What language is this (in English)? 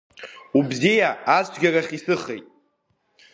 Abkhazian